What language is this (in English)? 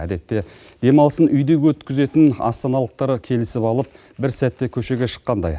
Kazakh